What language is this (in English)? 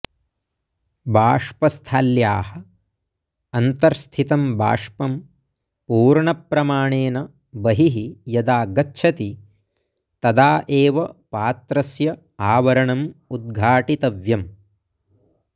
Sanskrit